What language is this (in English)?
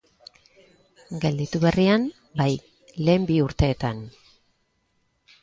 Basque